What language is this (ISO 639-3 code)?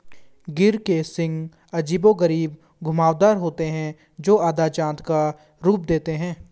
hin